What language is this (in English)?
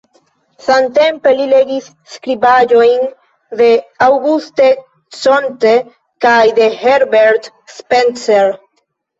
Esperanto